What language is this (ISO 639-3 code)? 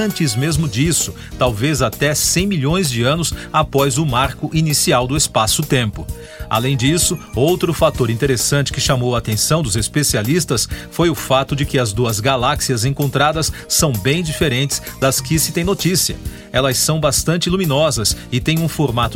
por